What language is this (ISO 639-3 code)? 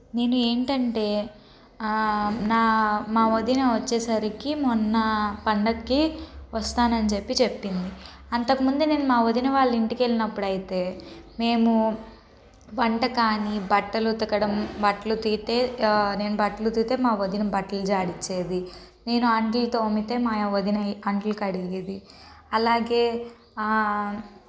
tel